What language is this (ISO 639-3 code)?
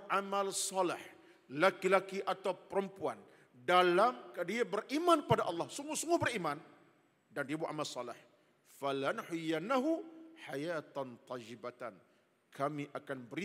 msa